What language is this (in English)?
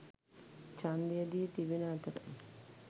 Sinhala